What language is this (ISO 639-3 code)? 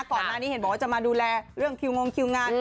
tha